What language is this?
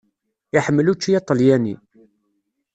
Kabyle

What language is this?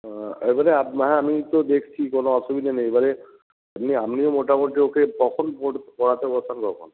Bangla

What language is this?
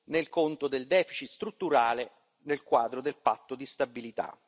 Italian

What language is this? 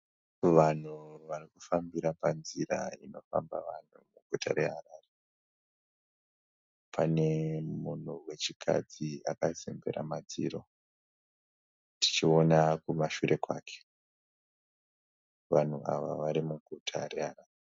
Shona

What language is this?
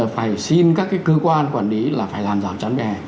Vietnamese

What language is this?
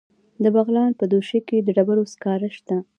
Pashto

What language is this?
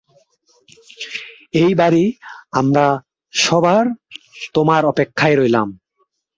Bangla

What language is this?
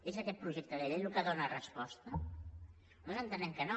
Catalan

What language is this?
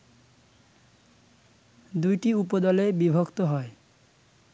Bangla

